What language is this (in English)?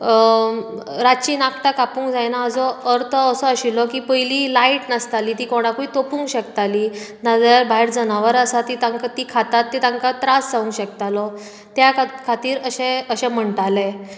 Konkani